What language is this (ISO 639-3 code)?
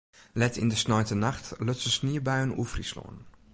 fry